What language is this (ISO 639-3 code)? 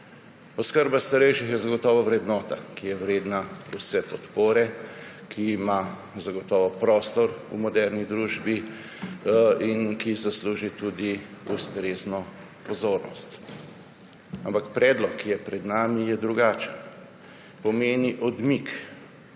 slv